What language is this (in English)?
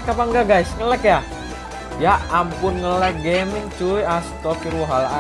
Indonesian